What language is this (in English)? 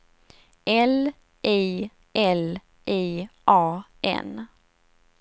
Swedish